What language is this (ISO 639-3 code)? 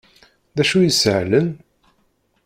kab